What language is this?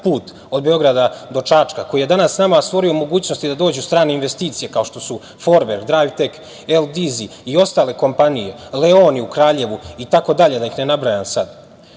Serbian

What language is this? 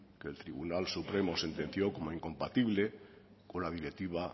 Spanish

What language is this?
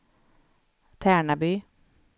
Swedish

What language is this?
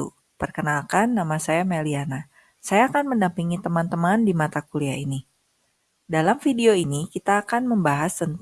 Indonesian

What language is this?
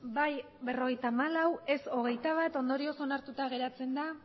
Basque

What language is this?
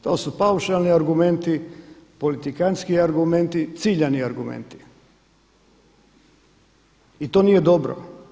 Croatian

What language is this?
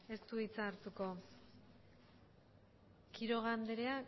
Basque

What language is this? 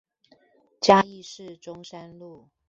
Chinese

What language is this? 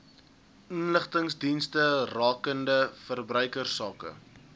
Afrikaans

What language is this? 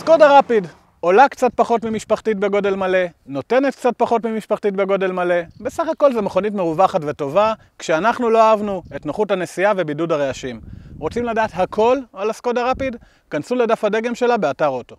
Hebrew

